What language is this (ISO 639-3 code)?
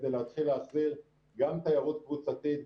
heb